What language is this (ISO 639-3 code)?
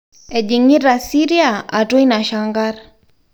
mas